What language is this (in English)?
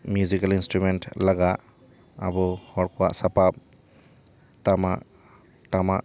Santali